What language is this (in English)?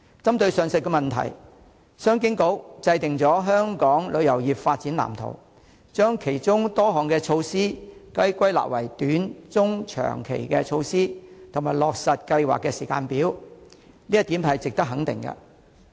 Cantonese